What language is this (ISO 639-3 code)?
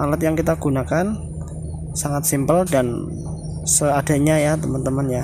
ind